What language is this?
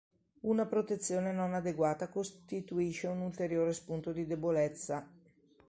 Italian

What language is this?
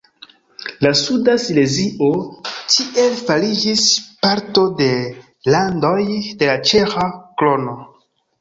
Esperanto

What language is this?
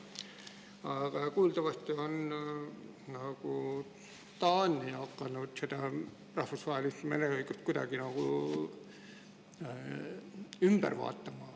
Estonian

